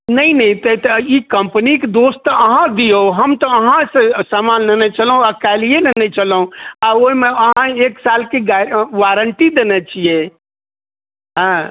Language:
Maithili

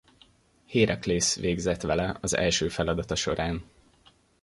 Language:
Hungarian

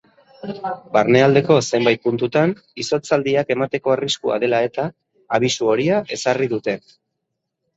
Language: Basque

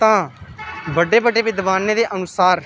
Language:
Dogri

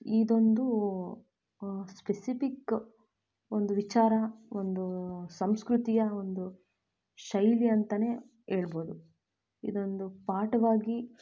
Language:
Kannada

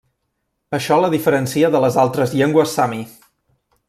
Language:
Catalan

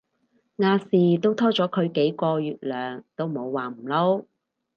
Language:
Cantonese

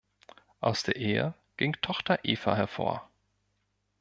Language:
German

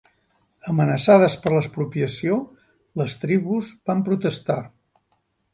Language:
Catalan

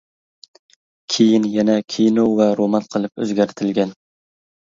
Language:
Uyghur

